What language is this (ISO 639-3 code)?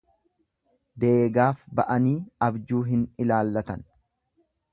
orm